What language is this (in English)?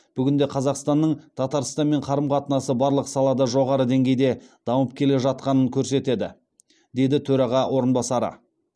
Kazakh